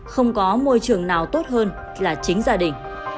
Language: Vietnamese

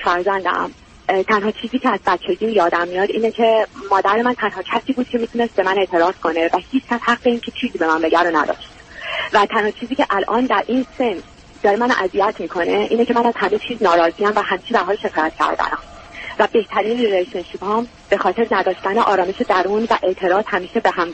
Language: Persian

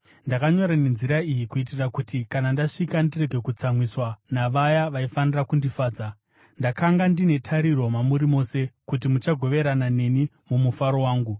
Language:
Shona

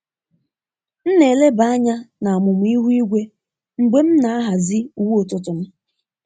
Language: Igbo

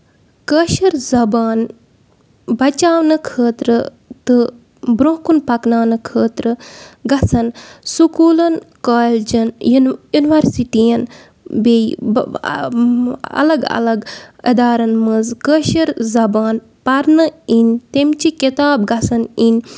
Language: Kashmiri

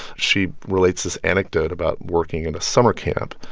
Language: English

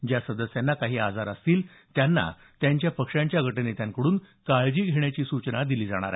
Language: Marathi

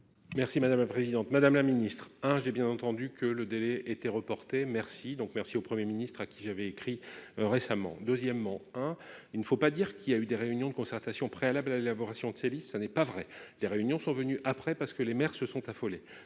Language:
French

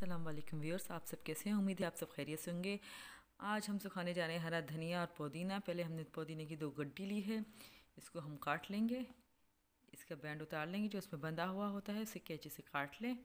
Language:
Hindi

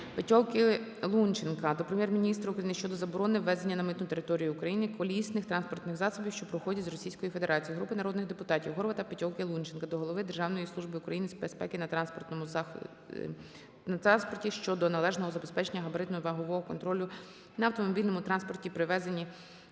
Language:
Ukrainian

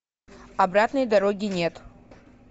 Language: Russian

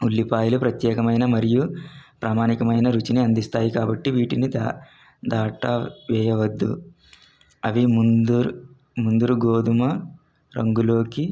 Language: Telugu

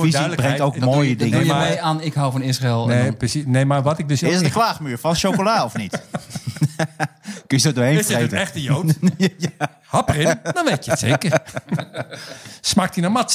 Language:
Dutch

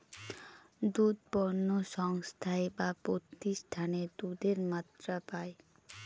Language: Bangla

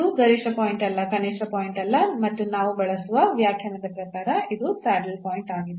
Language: Kannada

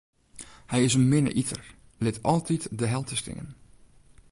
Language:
Western Frisian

